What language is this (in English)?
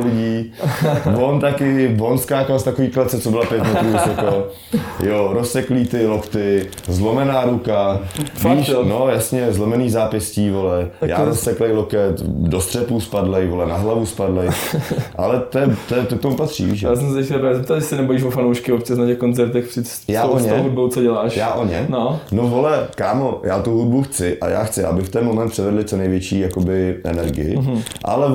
Czech